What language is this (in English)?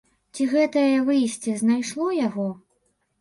Belarusian